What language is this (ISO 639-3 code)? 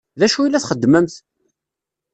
kab